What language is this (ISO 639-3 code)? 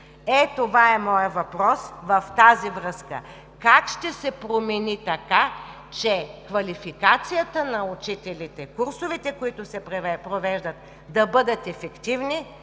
bul